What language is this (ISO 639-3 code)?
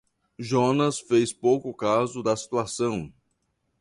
por